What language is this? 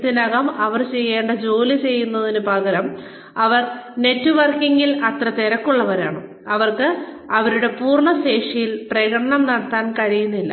Malayalam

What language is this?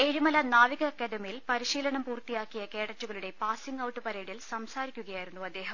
Malayalam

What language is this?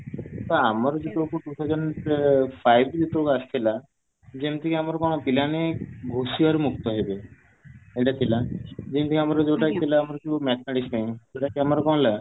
Odia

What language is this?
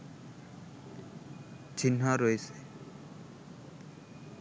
Bangla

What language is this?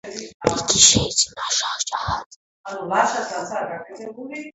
Georgian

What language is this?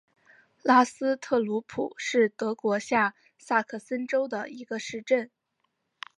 Chinese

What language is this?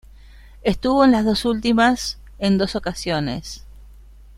Spanish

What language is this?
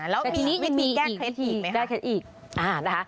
Thai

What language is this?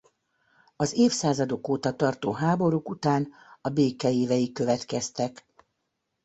Hungarian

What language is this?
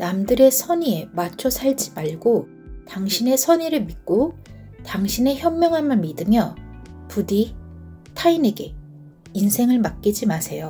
Korean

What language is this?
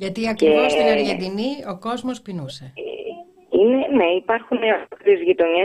Greek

